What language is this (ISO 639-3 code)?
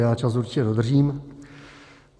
ces